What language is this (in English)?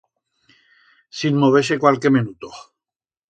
Aragonese